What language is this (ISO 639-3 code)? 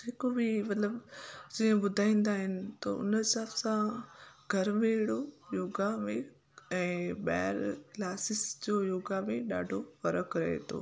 snd